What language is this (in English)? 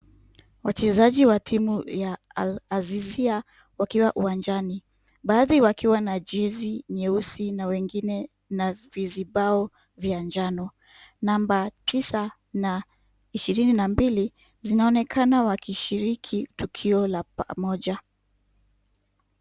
Swahili